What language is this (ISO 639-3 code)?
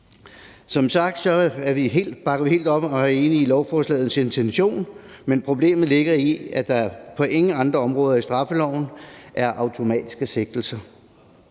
dan